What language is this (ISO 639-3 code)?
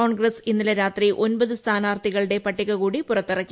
mal